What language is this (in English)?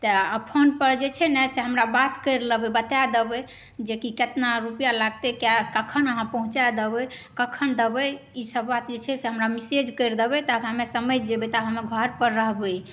Maithili